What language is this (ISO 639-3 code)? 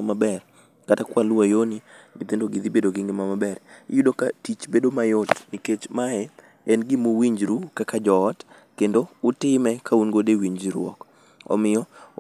luo